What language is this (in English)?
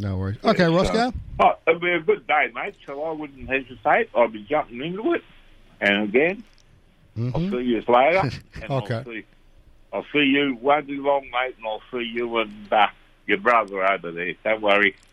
English